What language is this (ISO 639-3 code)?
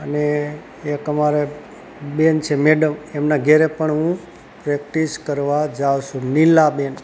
guj